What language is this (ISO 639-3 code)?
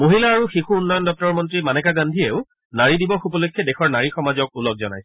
asm